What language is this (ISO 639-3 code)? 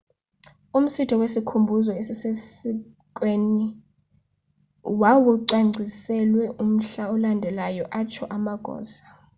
xho